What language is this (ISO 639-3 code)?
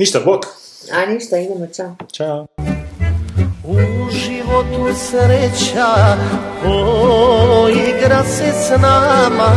hrv